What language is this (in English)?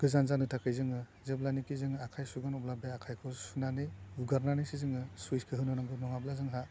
Bodo